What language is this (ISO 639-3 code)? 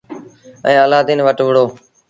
sbn